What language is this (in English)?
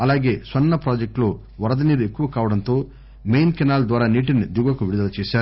Telugu